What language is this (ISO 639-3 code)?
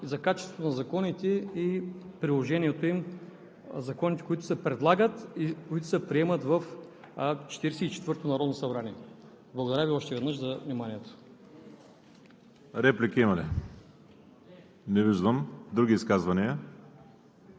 bul